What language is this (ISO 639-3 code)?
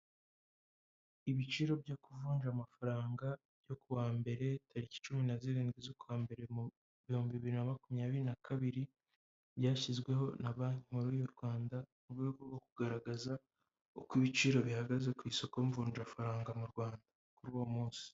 kin